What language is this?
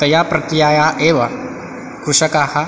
Sanskrit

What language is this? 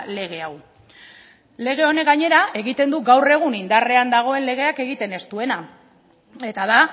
Basque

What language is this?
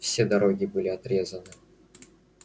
Russian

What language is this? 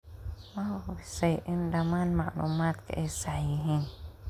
Somali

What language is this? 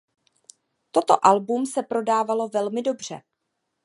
Czech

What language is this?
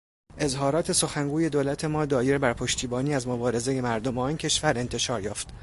Persian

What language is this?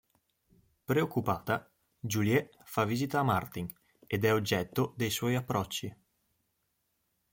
Italian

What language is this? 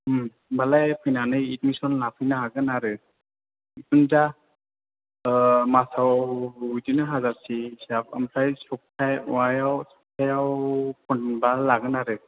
Bodo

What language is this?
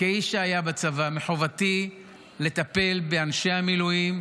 Hebrew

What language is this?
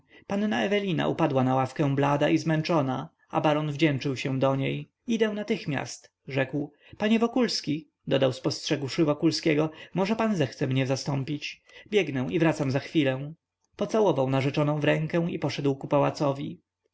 Polish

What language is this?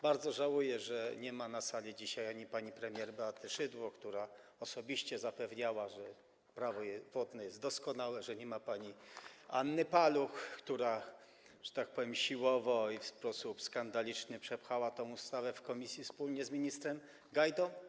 Polish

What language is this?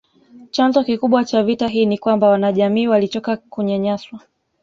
Swahili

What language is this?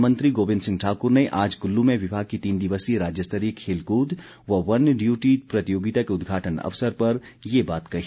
Hindi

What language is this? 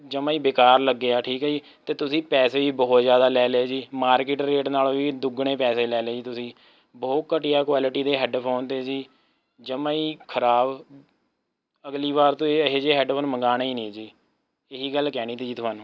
Punjabi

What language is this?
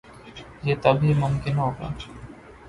Urdu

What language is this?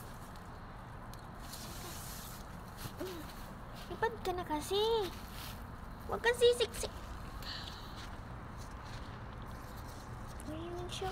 Filipino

